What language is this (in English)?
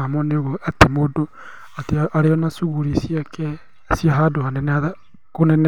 Kikuyu